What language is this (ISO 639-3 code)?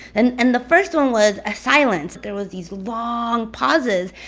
eng